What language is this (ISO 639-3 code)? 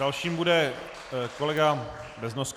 ces